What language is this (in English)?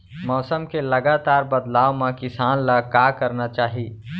Chhattisgarhi